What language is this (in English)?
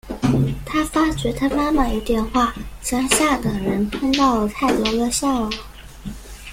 Chinese